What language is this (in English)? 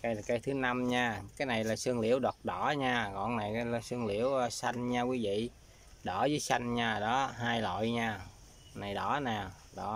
Vietnamese